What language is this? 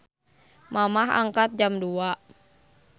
Sundanese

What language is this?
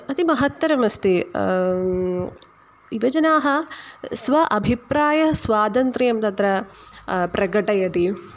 Sanskrit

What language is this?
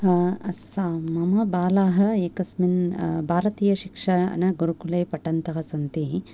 Sanskrit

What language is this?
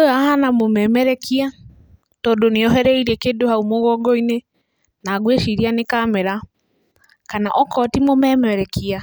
Kikuyu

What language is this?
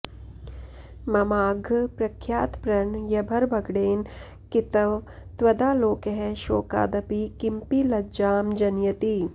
Sanskrit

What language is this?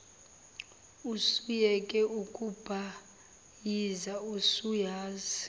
Zulu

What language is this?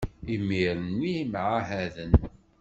Kabyle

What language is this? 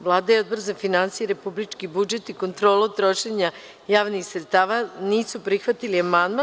Serbian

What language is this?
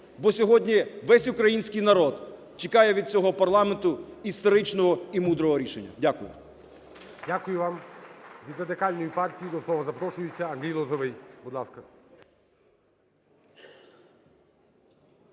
Ukrainian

